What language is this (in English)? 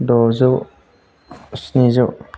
Bodo